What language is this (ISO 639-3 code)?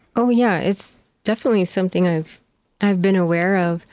eng